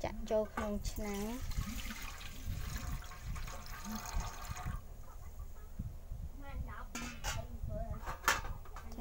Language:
Vietnamese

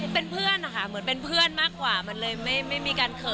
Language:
Thai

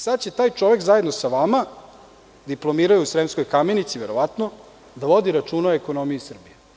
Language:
Serbian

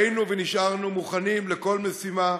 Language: Hebrew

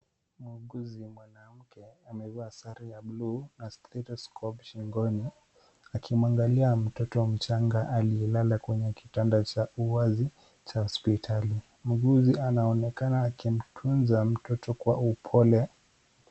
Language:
Swahili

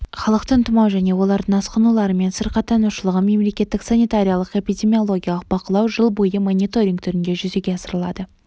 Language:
Kazakh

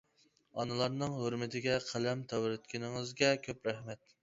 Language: Uyghur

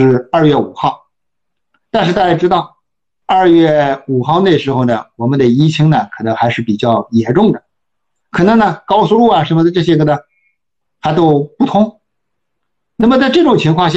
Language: Chinese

